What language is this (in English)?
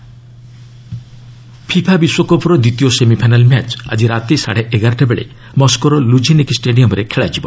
Odia